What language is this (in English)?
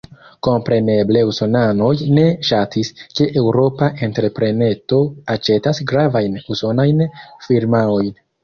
Esperanto